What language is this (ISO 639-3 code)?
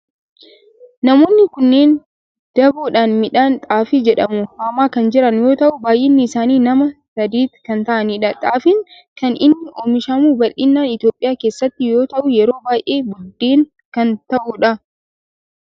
orm